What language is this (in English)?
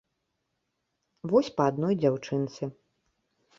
Belarusian